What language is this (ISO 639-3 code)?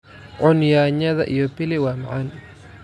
som